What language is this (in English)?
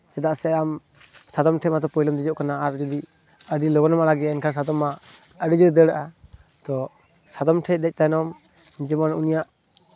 Santali